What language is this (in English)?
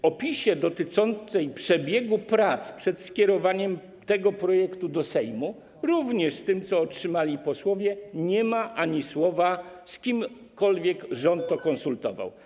Polish